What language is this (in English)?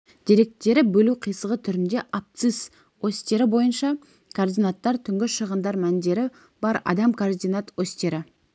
Kazakh